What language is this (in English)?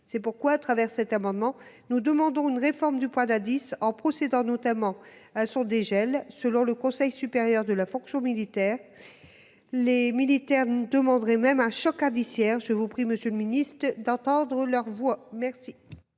French